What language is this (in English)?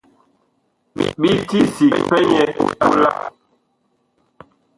Bakoko